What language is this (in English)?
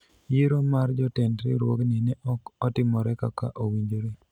Luo (Kenya and Tanzania)